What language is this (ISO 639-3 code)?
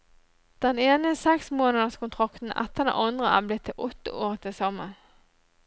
nor